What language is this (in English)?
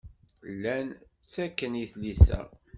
Kabyle